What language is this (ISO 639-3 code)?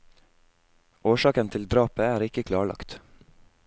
nor